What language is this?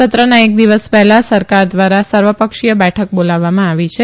Gujarati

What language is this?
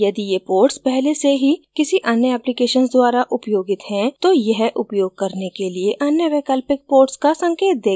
Hindi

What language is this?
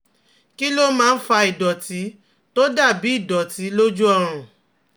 Yoruba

